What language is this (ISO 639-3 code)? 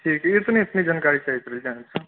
mai